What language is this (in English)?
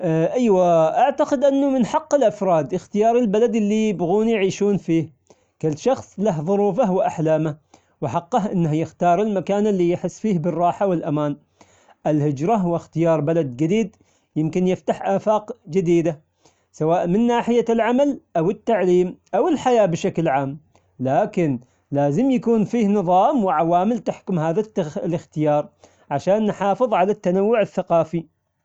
Omani Arabic